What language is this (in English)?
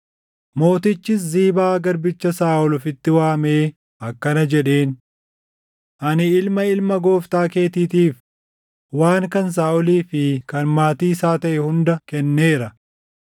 Oromo